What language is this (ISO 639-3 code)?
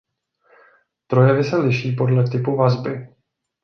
ces